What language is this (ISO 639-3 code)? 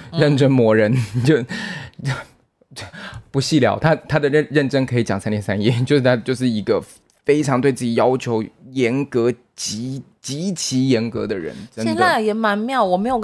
zho